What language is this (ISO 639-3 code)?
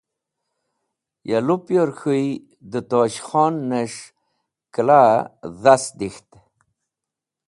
wbl